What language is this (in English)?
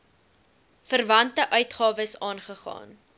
Afrikaans